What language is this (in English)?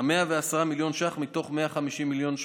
Hebrew